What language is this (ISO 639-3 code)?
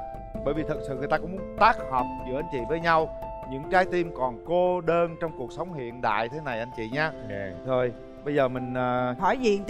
vie